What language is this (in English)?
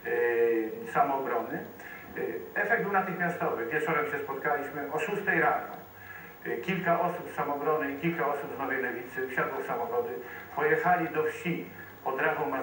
Polish